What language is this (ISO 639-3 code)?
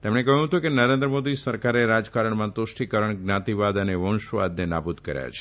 guj